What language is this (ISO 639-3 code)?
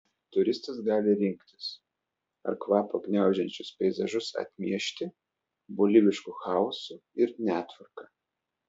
lit